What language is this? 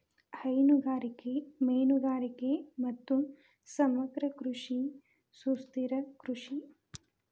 Kannada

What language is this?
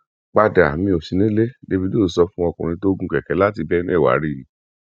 Yoruba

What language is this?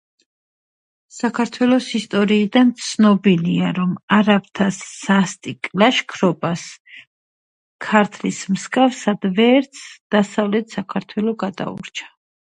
Georgian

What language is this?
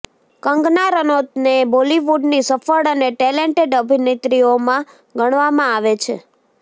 Gujarati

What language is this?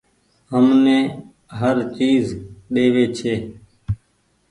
Goaria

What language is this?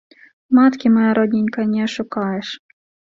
Belarusian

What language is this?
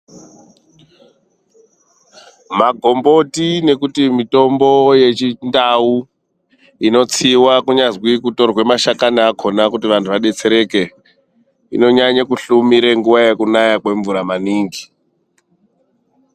Ndau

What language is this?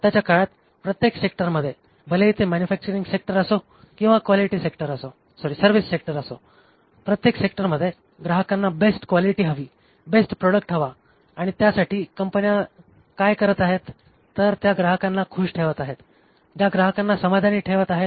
Marathi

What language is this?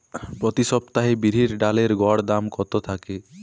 Bangla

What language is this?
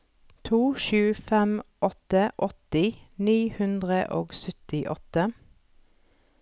Norwegian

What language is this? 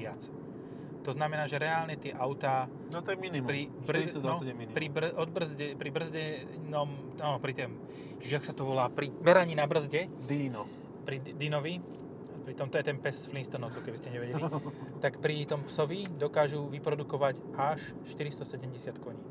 Slovak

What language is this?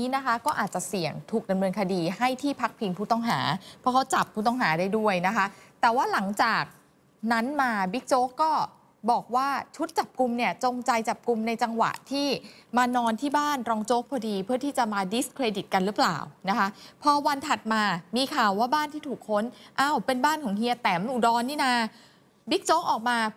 Thai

